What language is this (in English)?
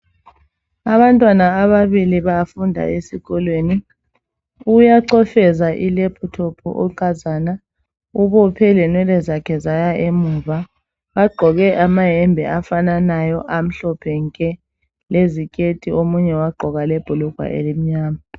North Ndebele